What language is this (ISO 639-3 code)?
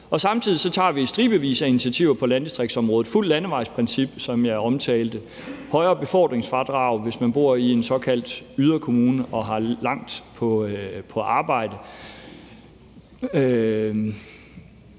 dan